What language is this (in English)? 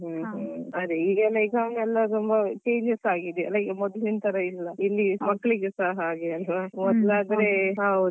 Kannada